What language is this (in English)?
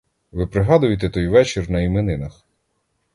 Ukrainian